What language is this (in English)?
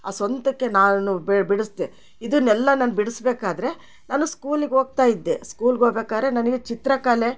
Kannada